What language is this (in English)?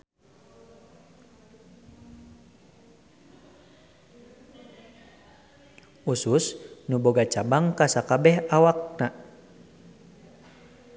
Sundanese